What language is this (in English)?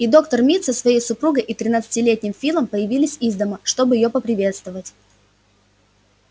Russian